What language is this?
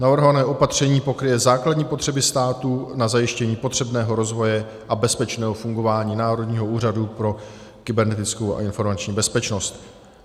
Czech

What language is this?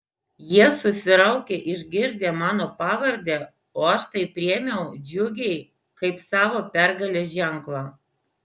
Lithuanian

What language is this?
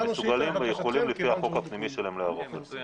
Hebrew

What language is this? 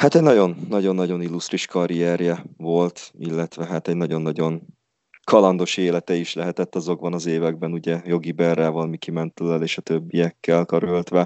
Hungarian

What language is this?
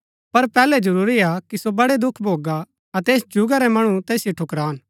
Gaddi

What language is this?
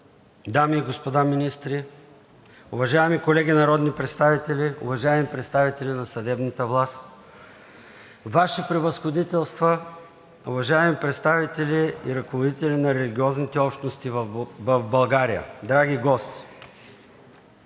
Bulgarian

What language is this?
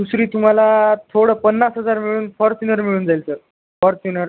Marathi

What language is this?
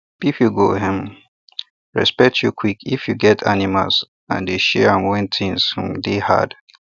Nigerian Pidgin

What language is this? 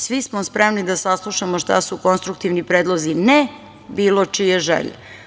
Serbian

